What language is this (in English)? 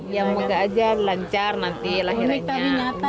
Indonesian